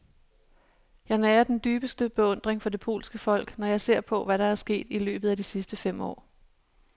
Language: Danish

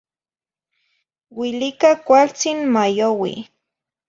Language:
Zacatlán-Ahuacatlán-Tepetzintla Nahuatl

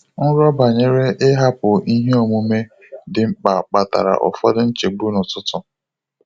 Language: Igbo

